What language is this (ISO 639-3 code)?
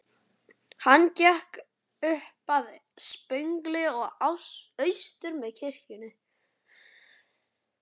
isl